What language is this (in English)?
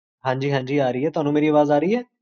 Punjabi